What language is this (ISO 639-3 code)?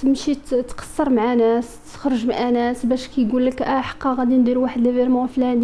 ara